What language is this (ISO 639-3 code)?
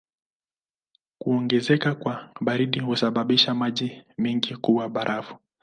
swa